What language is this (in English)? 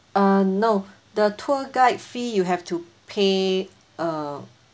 English